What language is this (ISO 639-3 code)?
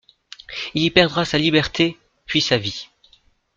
fra